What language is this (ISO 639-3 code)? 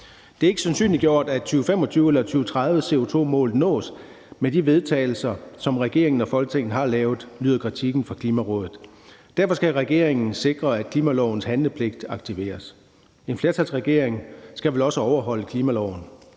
dan